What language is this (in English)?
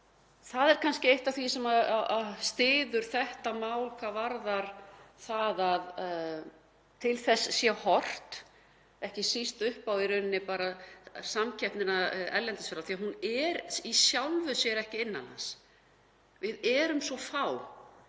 Icelandic